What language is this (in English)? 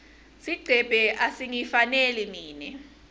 Swati